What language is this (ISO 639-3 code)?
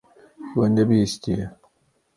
kur